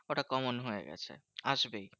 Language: Bangla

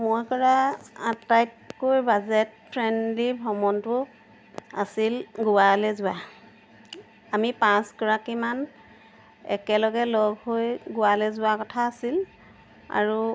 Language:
Assamese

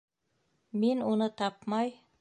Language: Bashkir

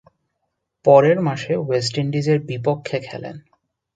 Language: Bangla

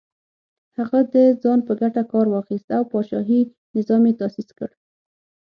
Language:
Pashto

